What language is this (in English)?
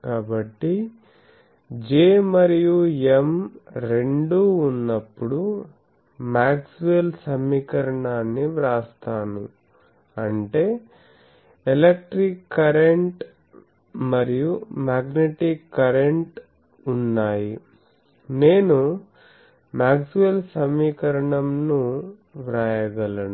Telugu